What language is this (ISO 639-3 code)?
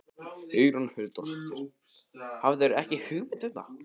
isl